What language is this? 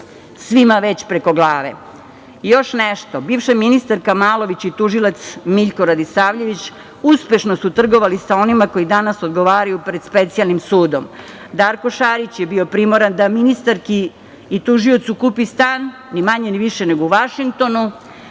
Serbian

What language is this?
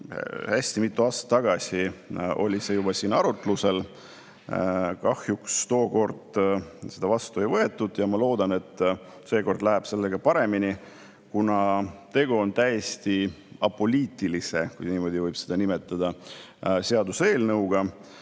Estonian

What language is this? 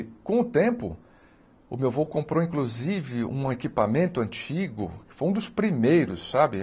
Portuguese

